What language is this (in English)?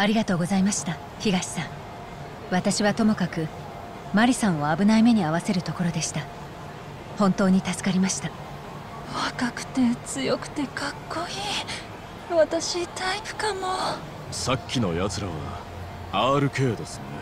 Japanese